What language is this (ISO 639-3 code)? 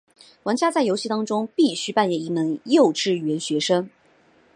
zho